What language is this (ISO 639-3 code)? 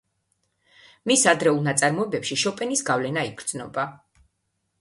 kat